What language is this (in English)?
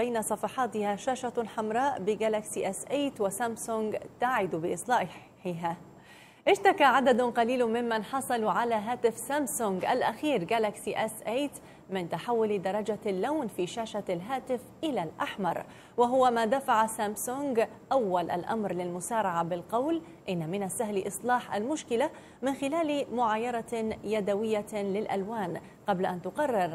Arabic